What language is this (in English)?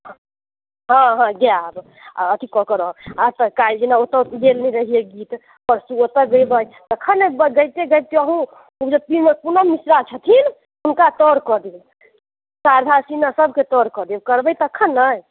Maithili